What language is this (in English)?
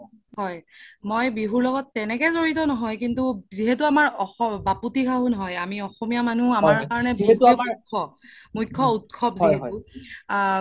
Assamese